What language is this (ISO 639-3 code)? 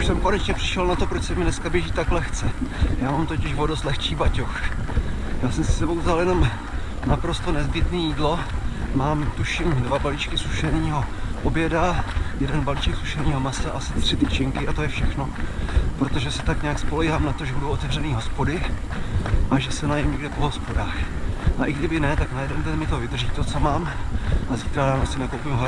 ces